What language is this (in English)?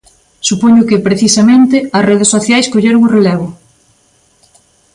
Galician